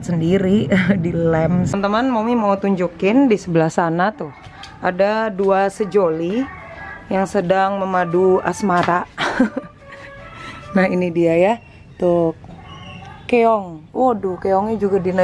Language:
Indonesian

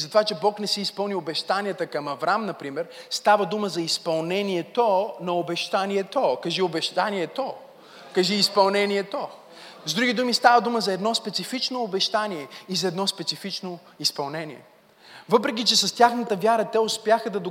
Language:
Bulgarian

